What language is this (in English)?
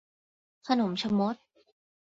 Thai